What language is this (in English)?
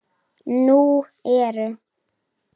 Icelandic